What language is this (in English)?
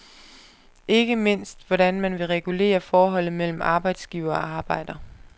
Danish